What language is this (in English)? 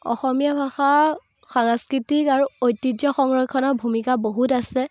Assamese